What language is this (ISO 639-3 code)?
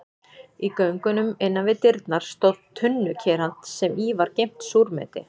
isl